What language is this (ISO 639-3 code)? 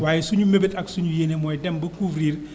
wol